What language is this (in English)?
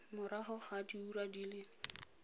Tswana